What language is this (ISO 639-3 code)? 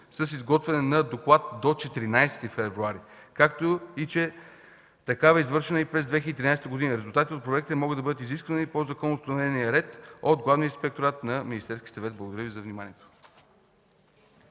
bul